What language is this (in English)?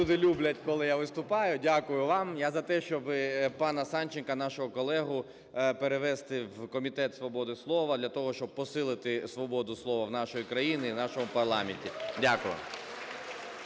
Ukrainian